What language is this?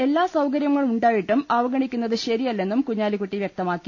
Malayalam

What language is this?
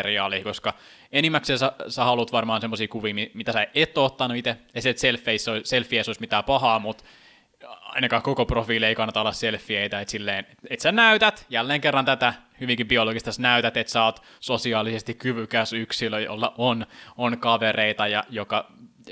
Finnish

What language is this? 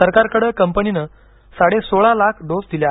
Marathi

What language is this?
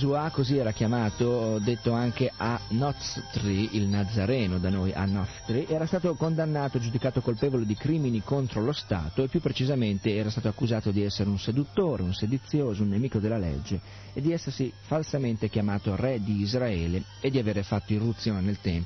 Italian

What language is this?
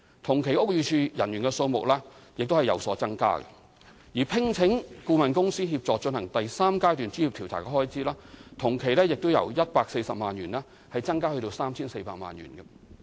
Cantonese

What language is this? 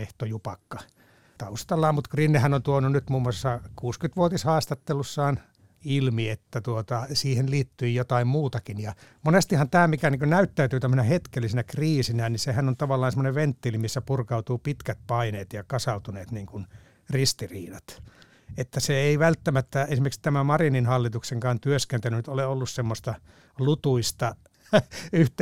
Finnish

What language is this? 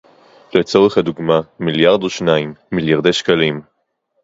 Hebrew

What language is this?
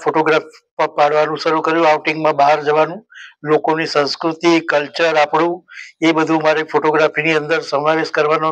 Vietnamese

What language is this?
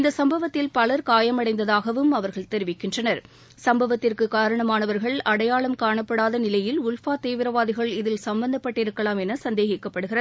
Tamil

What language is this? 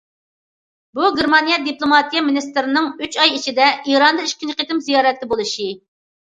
Uyghur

